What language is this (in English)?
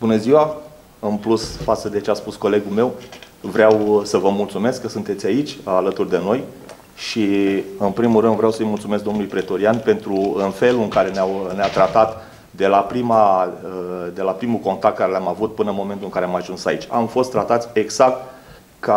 Romanian